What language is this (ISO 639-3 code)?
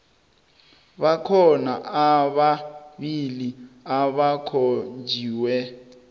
nbl